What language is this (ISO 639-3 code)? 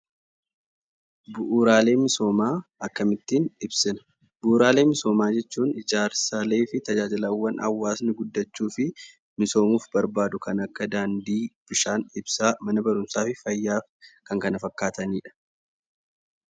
orm